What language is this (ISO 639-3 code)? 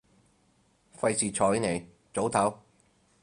yue